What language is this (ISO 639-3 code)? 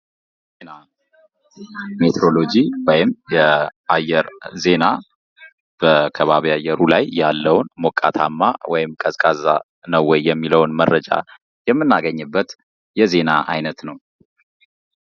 amh